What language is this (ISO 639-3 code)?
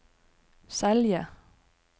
nor